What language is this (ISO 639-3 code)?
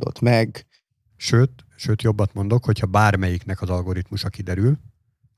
hun